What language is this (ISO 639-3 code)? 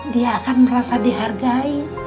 ind